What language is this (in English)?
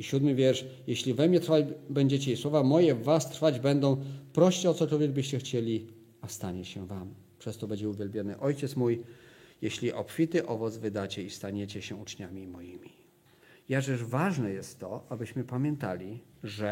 Polish